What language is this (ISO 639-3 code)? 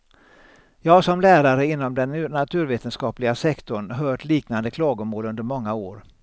swe